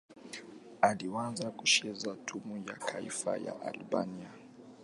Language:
Swahili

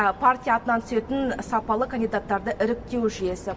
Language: Kazakh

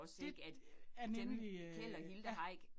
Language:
Danish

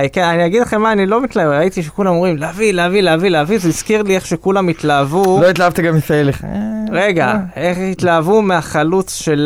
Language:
Hebrew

